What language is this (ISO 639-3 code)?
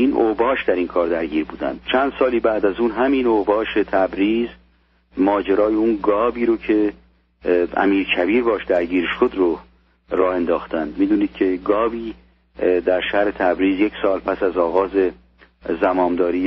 fas